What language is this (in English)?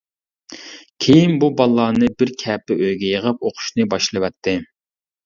Uyghur